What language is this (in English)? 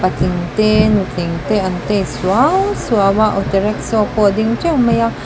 Mizo